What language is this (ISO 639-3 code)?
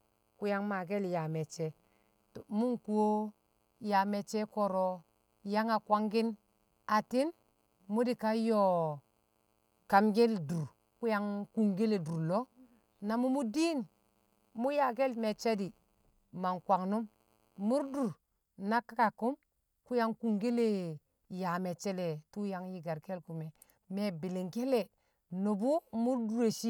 kcq